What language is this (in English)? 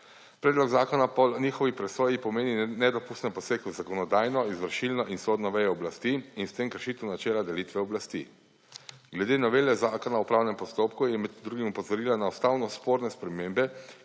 Slovenian